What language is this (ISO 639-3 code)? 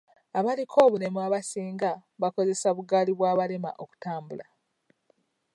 lug